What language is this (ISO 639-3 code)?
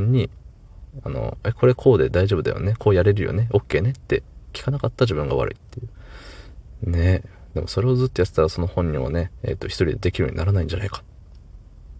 jpn